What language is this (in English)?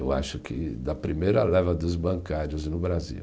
Portuguese